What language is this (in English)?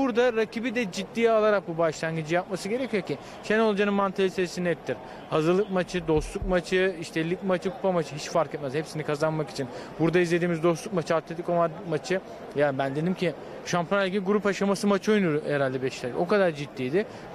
Turkish